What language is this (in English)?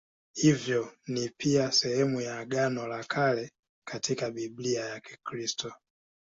Swahili